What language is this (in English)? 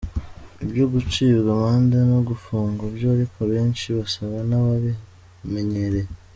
Kinyarwanda